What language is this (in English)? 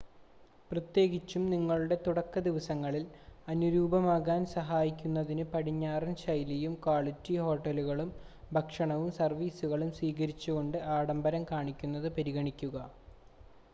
Malayalam